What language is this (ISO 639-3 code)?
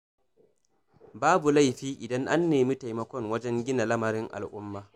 hau